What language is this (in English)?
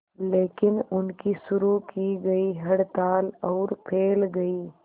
Hindi